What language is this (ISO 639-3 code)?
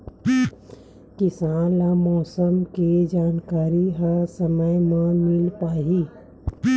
hne